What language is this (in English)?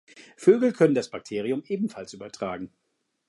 German